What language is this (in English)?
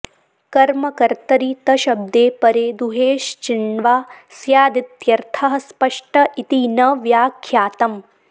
Sanskrit